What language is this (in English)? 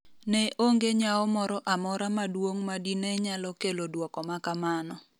Luo (Kenya and Tanzania)